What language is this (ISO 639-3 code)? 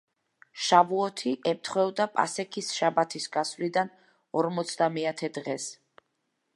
kat